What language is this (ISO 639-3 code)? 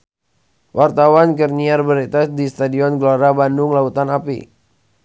sun